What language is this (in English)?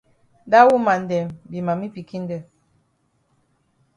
Cameroon Pidgin